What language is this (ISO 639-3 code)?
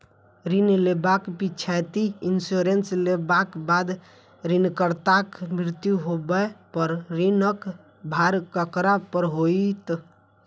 mai